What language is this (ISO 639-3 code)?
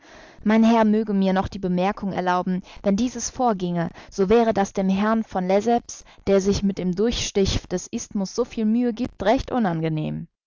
deu